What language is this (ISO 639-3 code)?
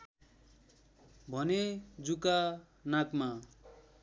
nep